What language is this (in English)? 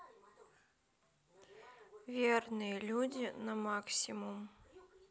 Russian